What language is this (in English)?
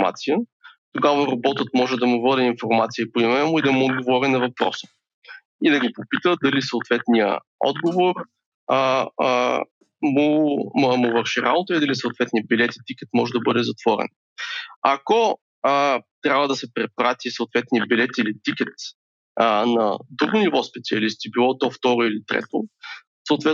Bulgarian